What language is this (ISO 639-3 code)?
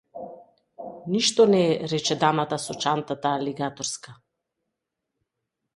mkd